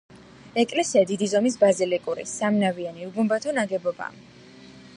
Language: Georgian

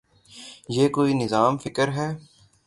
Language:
Urdu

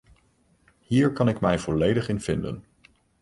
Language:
Dutch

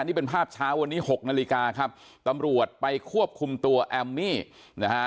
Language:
Thai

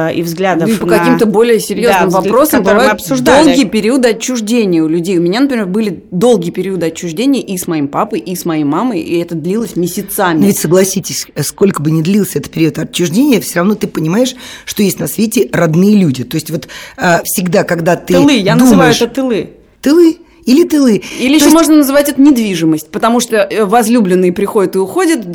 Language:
Russian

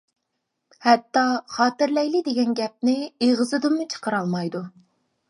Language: Uyghur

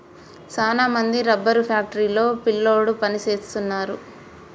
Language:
Telugu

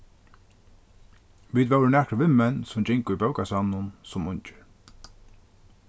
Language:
Faroese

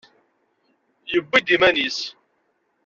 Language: Kabyle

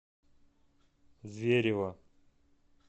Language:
Russian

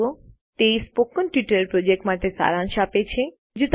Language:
Gujarati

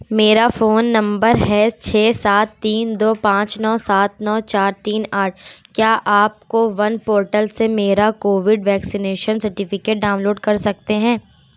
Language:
Urdu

